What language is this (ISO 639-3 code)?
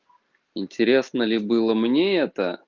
rus